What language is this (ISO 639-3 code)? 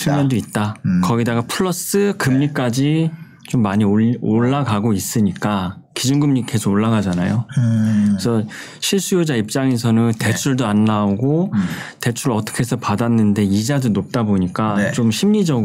kor